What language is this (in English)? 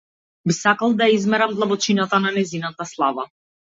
Macedonian